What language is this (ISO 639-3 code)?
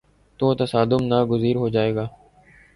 urd